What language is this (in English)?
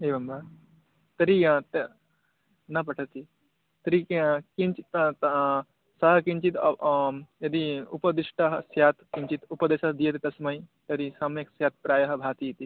Sanskrit